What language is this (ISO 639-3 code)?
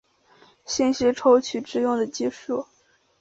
zho